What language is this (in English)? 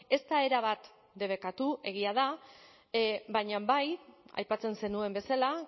Basque